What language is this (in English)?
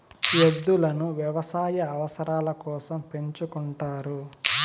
Telugu